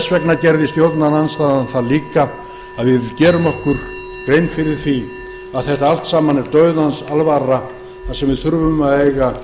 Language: Icelandic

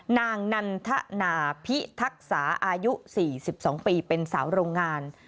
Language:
Thai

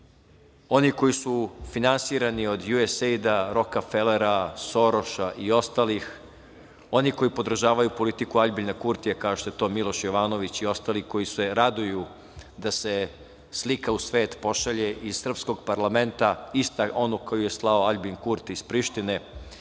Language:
Serbian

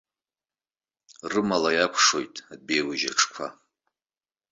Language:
Abkhazian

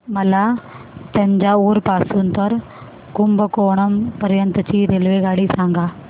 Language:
Marathi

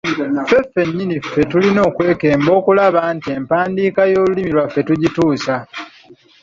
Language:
Ganda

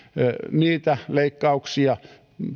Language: Finnish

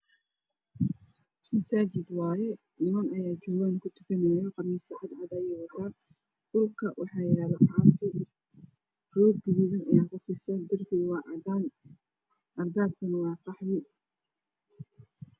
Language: Somali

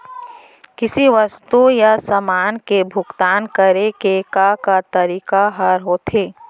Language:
Chhattisgarhi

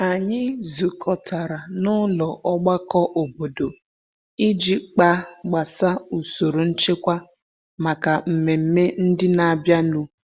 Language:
Igbo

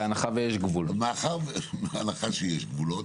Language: Hebrew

